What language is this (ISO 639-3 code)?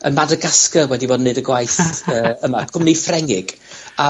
cym